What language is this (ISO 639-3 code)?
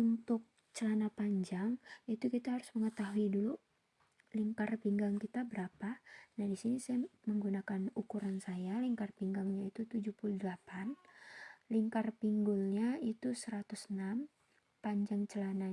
ind